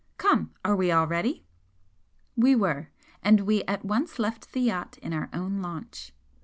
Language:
English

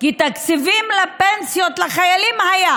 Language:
Hebrew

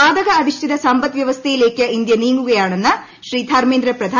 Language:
Malayalam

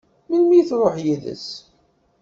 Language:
Kabyle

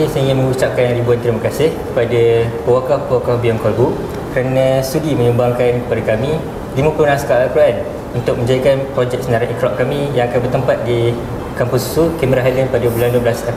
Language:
Malay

